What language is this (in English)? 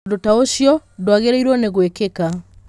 Kikuyu